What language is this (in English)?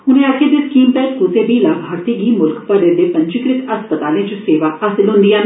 Dogri